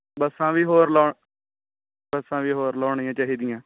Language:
Punjabi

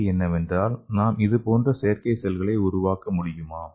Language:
Tamil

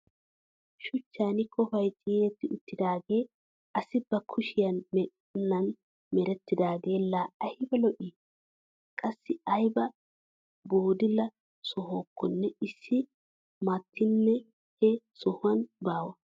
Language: Wolaytta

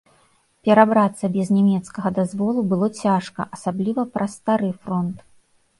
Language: Belarusian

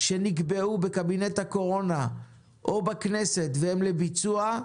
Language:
Hebrew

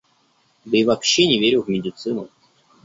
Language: Russian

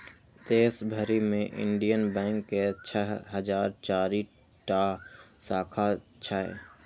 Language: Maithili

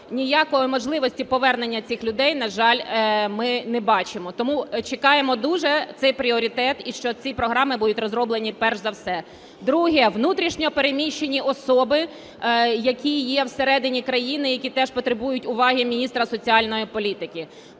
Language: Ukrainian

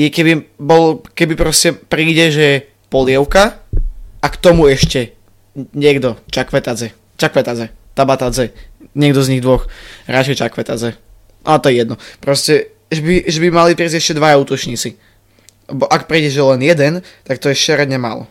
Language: Slovak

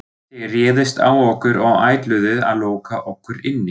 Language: Icelandic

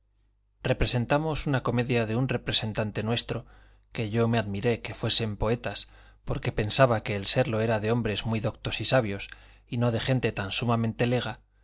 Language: Spanish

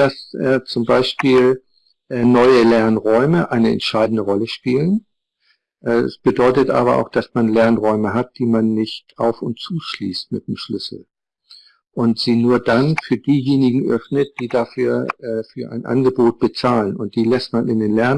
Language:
German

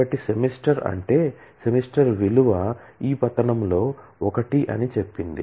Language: Telugu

